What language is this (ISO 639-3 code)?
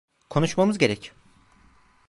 tur